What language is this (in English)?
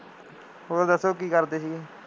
Punjabi